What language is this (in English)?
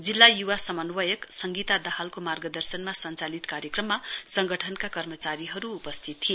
Nepali